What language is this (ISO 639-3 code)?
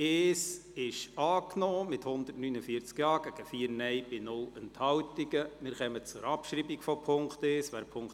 gsw